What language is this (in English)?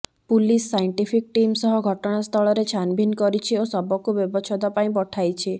Odia